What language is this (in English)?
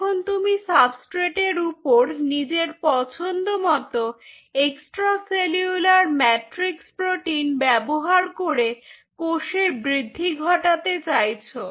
Bangla